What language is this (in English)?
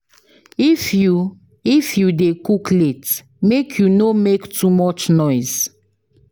Nigerian Pidgin